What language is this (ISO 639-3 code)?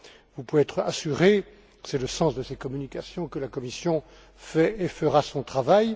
fra